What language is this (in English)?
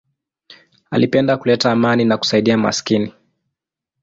Swahili